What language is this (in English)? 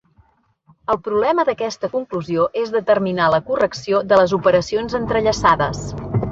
Catalan